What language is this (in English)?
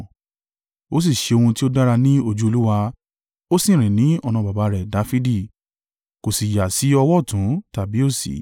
Yoruba